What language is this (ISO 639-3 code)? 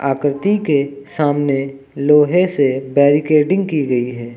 hin